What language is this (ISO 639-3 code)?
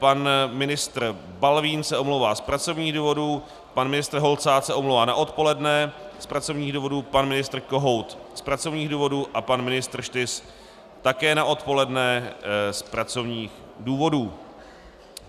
ces